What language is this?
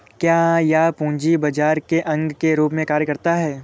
Hindi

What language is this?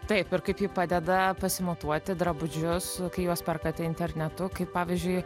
Lithuanian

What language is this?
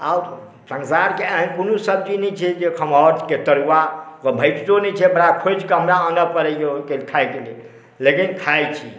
Maithili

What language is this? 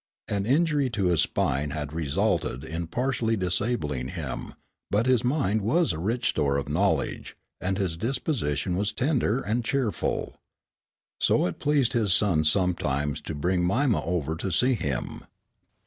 English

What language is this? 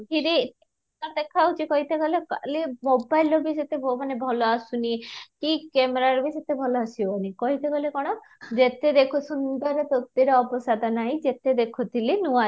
Odia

